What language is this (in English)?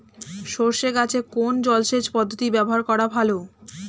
Bangla